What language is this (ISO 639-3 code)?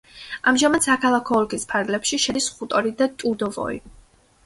kat